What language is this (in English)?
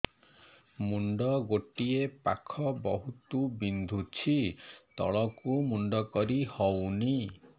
Odia